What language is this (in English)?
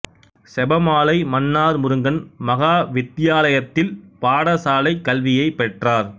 Tamil